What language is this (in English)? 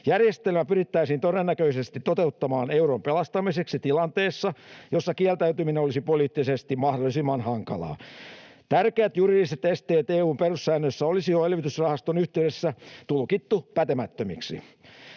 Finnish